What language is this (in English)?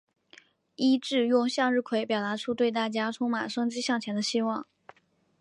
Chinese